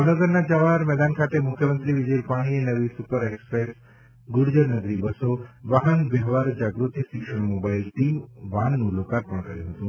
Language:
Gujarati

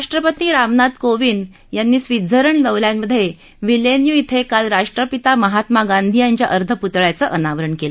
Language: Marathi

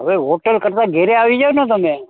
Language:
Gujarati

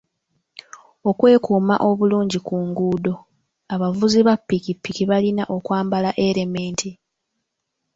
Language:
Ganda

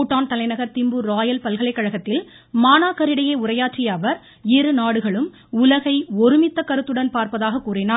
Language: Tamil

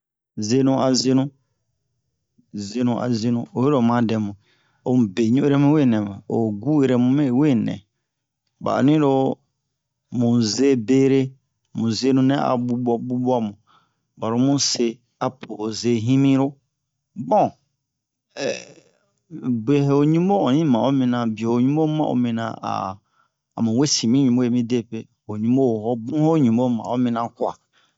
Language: Bomu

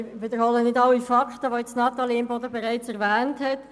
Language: Swiss German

